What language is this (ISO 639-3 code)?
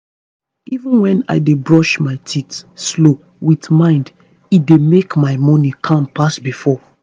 pcm